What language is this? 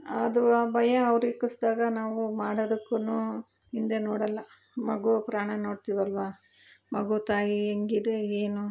Kannada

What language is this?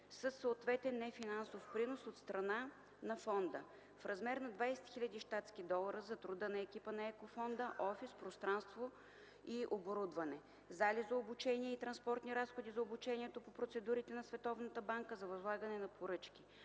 Bulgarian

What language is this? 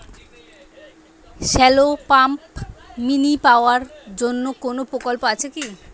Bangla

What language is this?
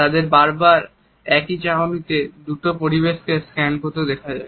Bangla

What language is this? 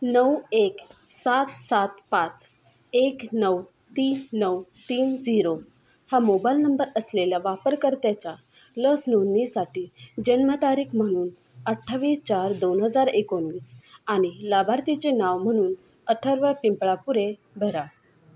Marathi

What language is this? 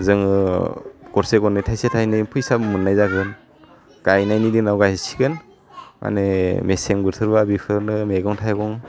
Bodo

